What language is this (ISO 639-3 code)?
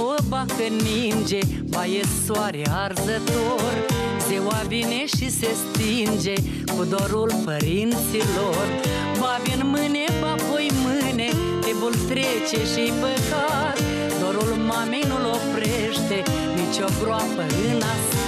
ron